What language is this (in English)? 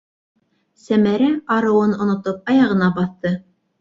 Bashkir